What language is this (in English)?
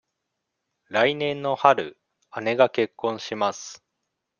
Japanese